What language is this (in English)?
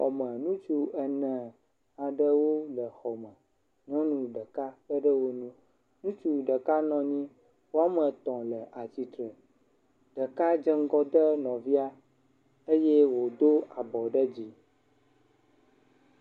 Ewe